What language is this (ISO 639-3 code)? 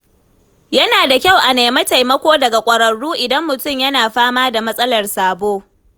hau